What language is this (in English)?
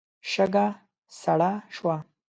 Pashto